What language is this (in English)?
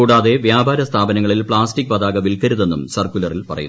Malayalam